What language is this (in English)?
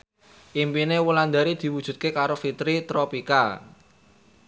Javanese